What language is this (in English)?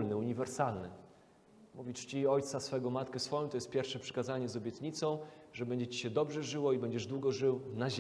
Polish